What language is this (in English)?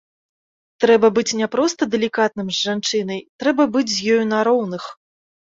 Belarusian